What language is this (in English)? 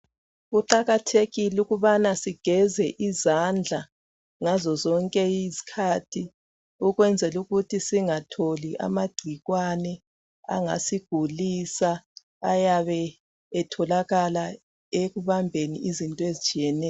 North Ndebele